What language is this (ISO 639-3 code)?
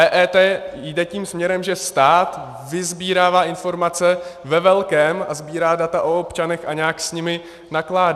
ces